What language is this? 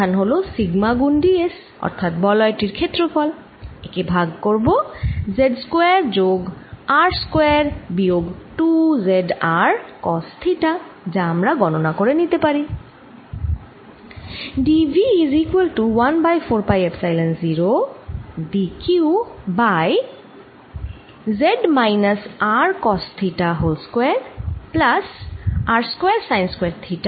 Bangla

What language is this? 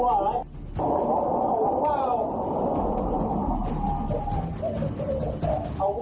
Thai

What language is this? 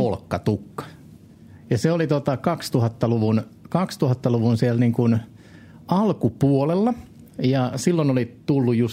Finnish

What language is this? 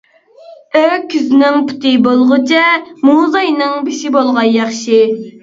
Uyghur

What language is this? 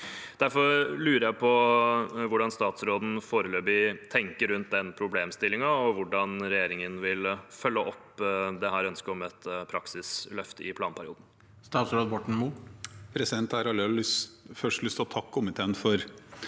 Norwegian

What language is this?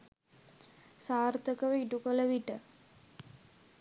Sinhala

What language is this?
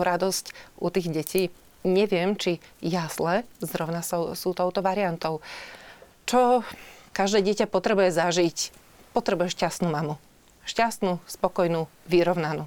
Slovak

